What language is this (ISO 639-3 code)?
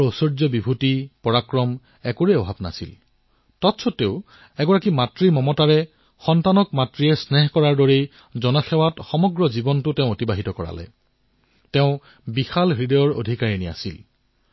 asm